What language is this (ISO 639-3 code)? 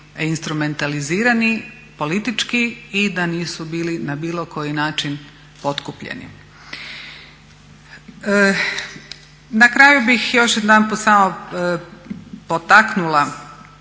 hrv